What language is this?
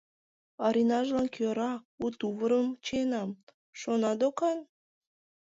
Mari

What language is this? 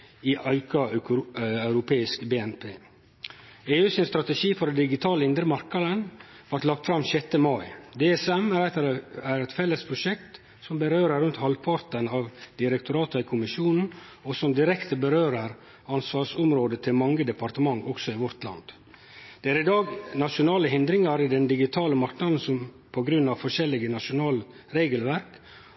Norwegian Nynorsk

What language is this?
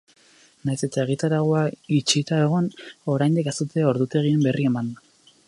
Basque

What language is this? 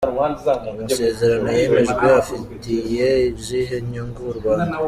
Kinyarwanda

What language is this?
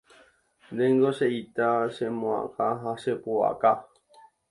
Guarani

